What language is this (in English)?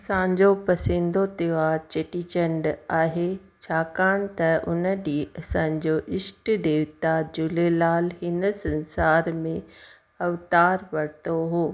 Sindhi